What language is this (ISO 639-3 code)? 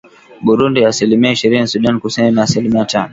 swa